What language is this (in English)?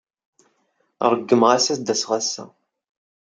Kabyle